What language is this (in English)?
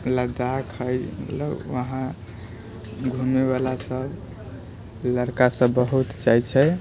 Maithili